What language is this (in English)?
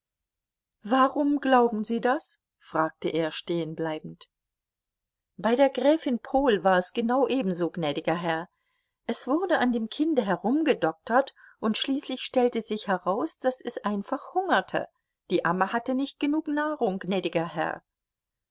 German